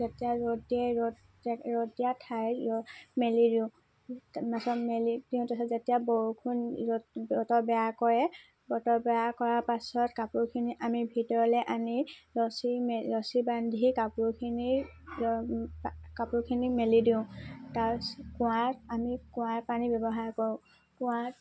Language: Assamese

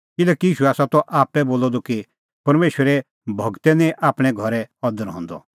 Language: Kullu Pahari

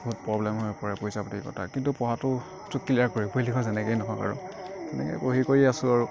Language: Assamese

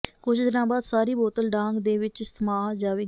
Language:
Punjabi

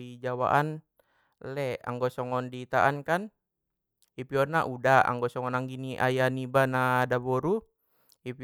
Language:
Batak Mandailing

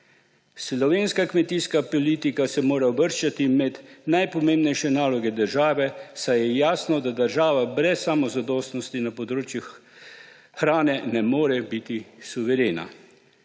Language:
Slovenian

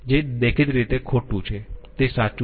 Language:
Gujarati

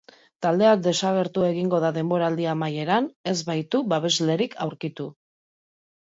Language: Basque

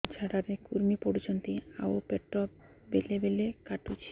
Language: Odia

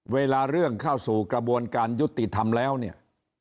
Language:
Thai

